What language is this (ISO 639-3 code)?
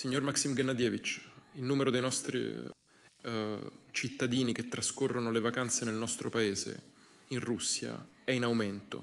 ita